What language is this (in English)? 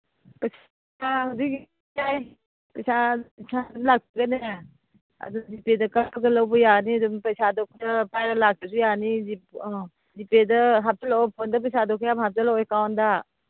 Manipuri